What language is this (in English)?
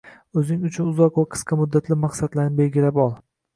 Uzbek